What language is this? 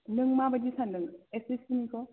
Bodo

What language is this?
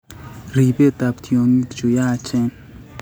Kalenjin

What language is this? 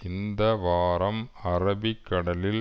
Tamil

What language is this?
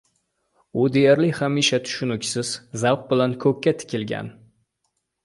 Uzbek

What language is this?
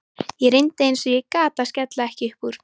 Icelandic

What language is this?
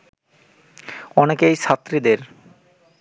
Bangla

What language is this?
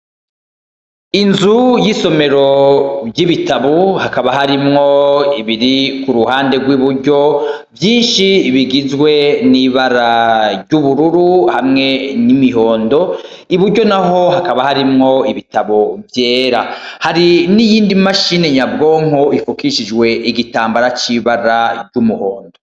Rundi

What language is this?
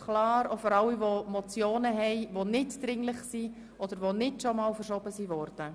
Swiss German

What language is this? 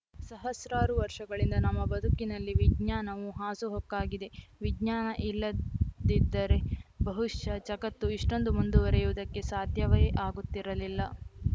Kannada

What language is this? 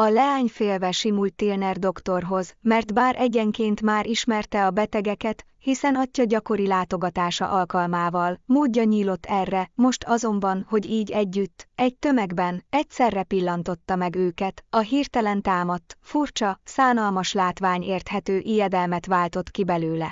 Hungarian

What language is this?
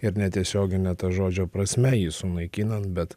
Lithuanian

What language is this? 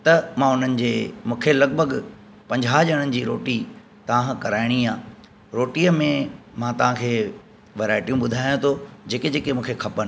Sindhi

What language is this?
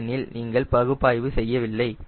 Tamil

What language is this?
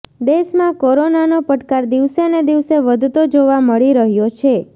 Gujarati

